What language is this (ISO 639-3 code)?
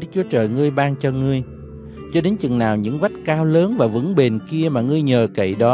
vie